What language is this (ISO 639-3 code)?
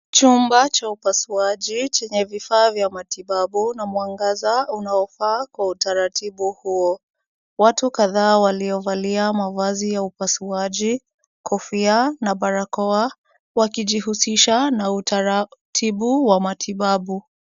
swa